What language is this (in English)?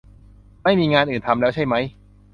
Thai